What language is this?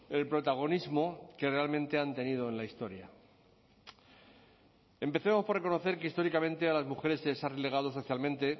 Spanish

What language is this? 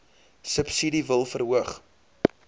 Afrikaans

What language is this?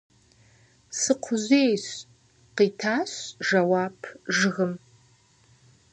Kabardian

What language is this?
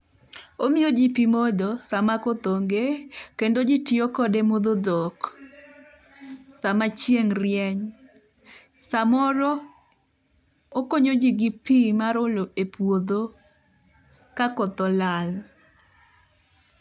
Luo (Kenya and Tanzania)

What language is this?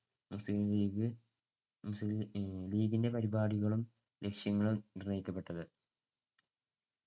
Malayalam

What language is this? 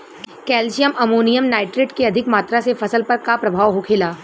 Bhojpuri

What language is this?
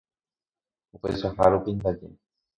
Guarani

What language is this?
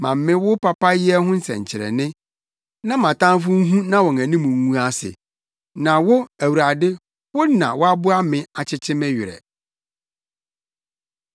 Akan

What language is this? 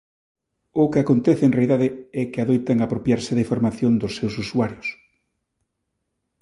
Galician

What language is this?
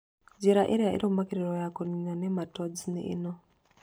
Kikuyu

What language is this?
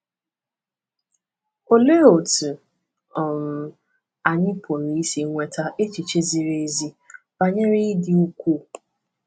Igbo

